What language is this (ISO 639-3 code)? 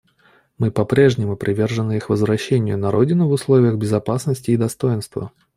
rus